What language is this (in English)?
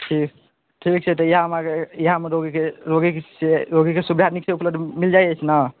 Maithili